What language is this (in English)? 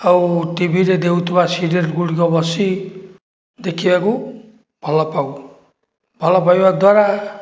Odia